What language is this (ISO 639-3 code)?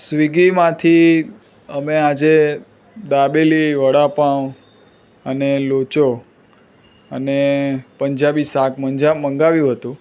guj